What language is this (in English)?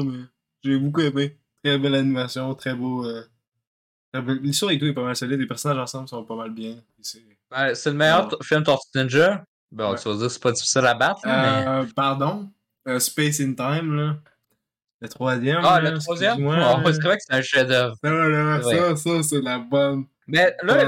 French